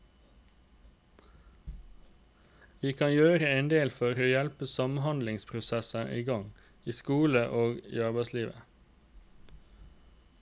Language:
Norwegian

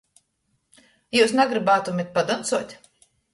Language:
Latgalian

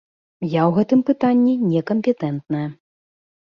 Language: Belarusian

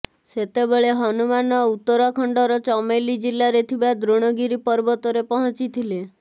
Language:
Odia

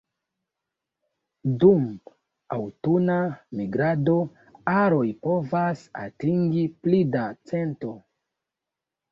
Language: Esperanto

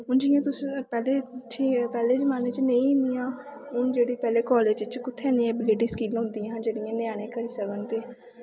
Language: Dogri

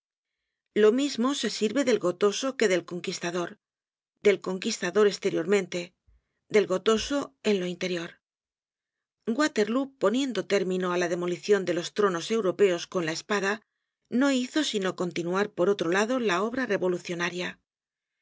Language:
Spanish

